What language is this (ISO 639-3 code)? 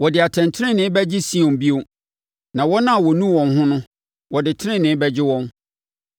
aka